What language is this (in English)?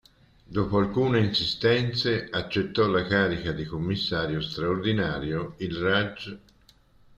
Italian